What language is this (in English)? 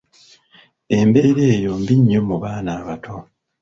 Ganda